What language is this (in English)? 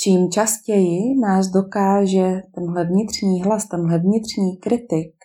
Czech